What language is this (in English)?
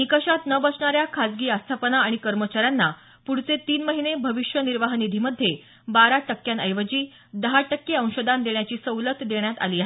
Marathi